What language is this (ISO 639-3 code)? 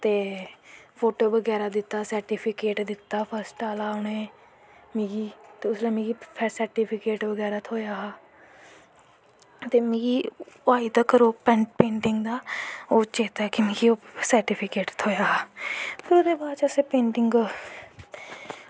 doi